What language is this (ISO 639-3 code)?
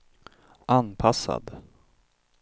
swe